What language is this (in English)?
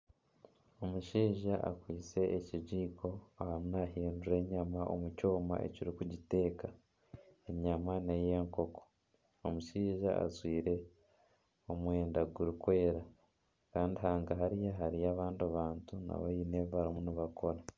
Nyankole